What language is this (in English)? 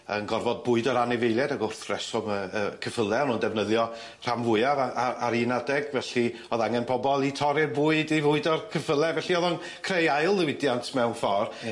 Welsh